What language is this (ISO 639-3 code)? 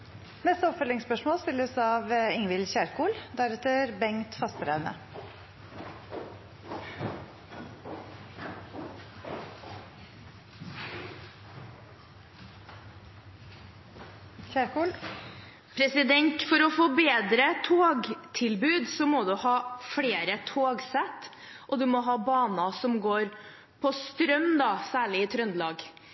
nor